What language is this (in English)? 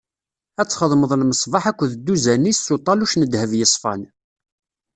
Kabyle